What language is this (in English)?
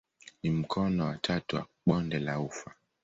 Swahili